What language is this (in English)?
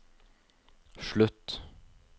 Norwegian